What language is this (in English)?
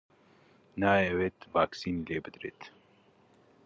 Central Kurdish